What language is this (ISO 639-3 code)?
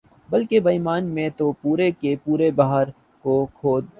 urd